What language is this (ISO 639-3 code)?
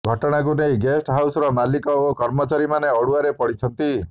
ori